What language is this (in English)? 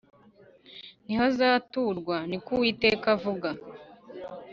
Kinyarwanda